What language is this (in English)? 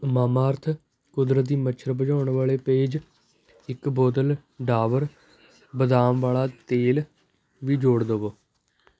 Punjabi